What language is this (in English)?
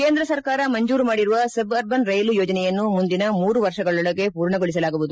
Kannada